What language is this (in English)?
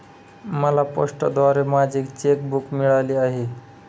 Marathi